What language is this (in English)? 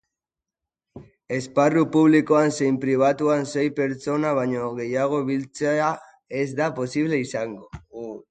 Basque